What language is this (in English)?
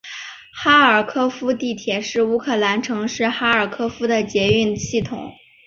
Chinese